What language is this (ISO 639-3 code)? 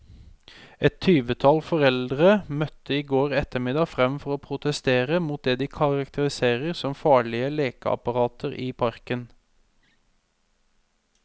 nor